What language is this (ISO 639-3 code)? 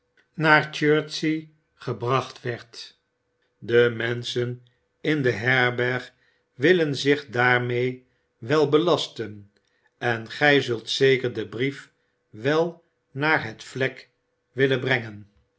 nld